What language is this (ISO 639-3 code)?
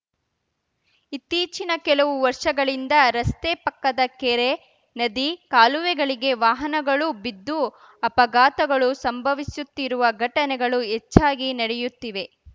kan